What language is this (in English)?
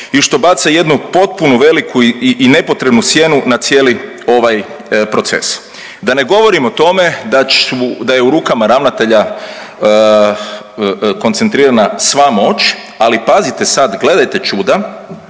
Croatian